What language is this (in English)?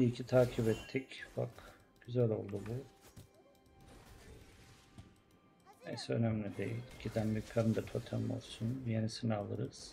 Turkish